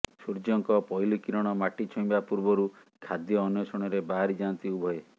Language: Odia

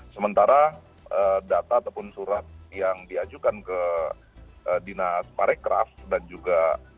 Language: Indonesian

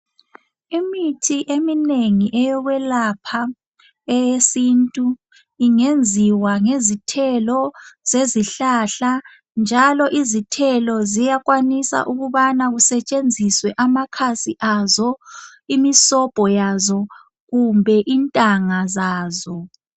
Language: North Ndebele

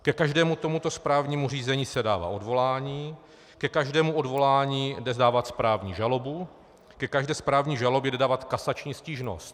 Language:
Czech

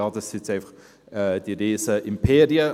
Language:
Swiss German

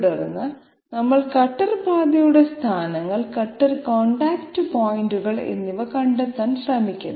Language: Malayalam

